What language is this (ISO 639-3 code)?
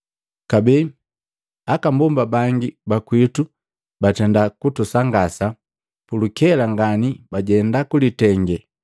mgv